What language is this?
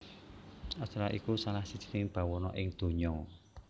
Javanese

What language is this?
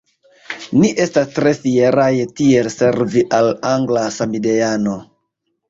Esperanto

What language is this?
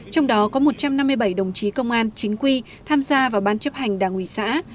Vietnamese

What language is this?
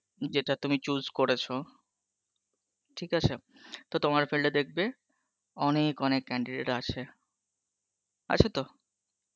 Bangla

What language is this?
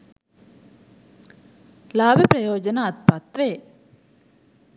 Sinhala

